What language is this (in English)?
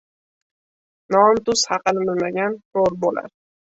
Uzbek